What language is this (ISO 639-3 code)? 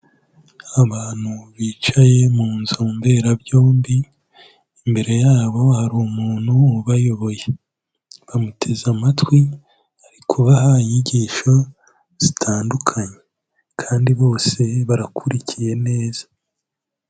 kin